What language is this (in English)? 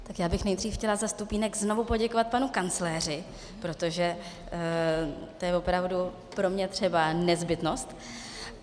Czech